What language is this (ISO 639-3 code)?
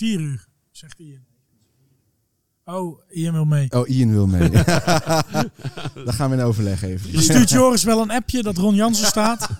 nld